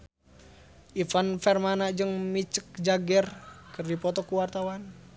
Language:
Sundanese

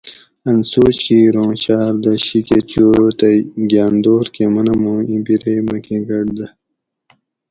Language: Gawri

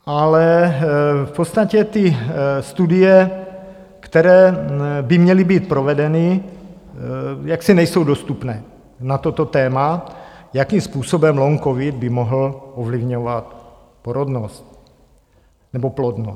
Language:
Czech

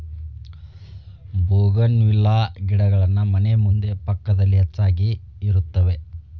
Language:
Kannada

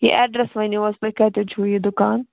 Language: Kashmiri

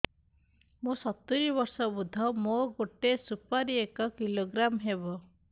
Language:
Odia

